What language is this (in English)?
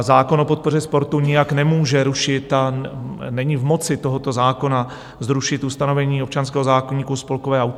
Czech